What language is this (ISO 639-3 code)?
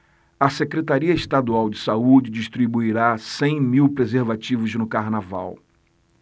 por